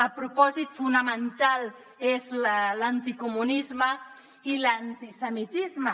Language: Catalan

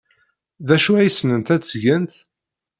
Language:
Kabyle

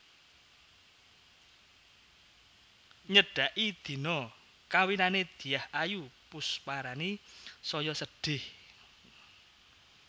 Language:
Javanese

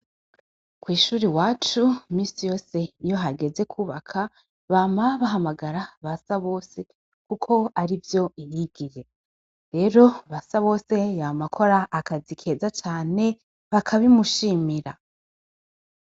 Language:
Rundi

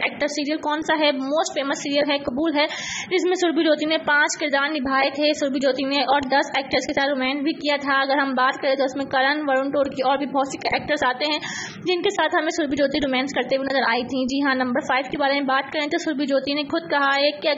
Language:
Hindi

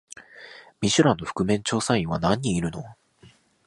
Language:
Japanese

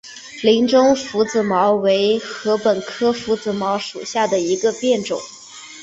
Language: Chinese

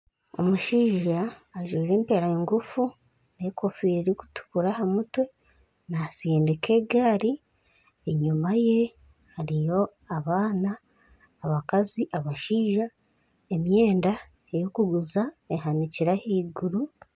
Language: Nyankole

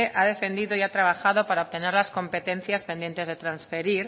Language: Spanish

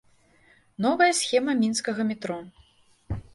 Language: Belarusian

